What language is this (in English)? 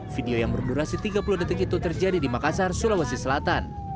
Indonesian